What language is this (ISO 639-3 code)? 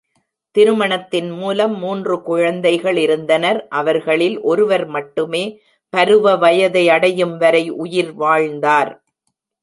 tam